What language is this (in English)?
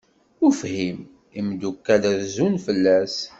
Kabyle